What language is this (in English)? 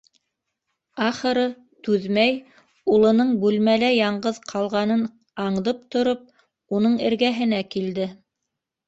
Bashkir